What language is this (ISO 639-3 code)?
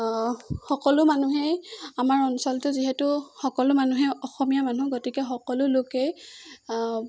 asm